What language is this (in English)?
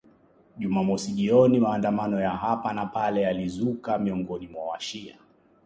Swahili